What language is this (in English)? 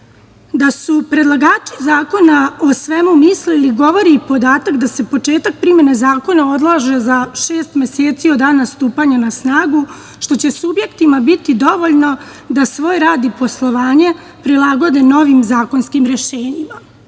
Serbian